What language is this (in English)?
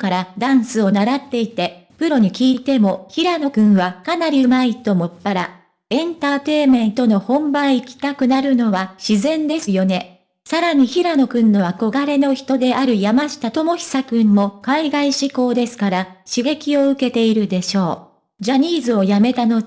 Japanese